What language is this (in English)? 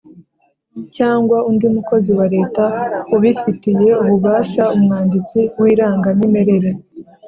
Kinyarwanda